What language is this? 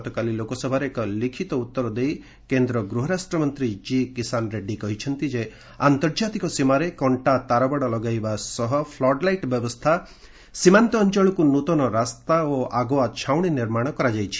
Odia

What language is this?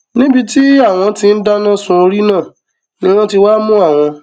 Yoruba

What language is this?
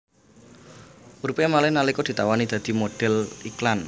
Javanese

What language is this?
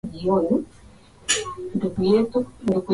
Swahili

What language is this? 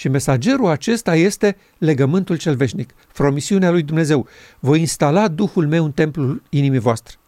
Romanian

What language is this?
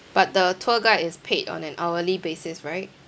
English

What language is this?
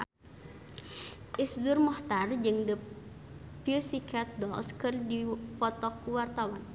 Sundanese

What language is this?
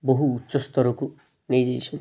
Odia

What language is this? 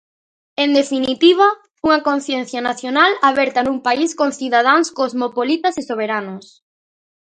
Galician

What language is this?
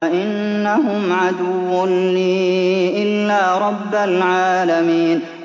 Arabic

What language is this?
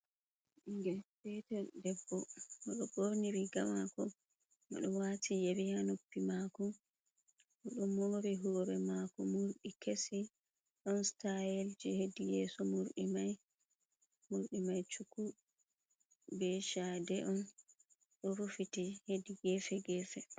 Fula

